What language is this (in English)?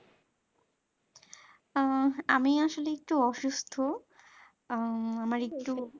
Bangla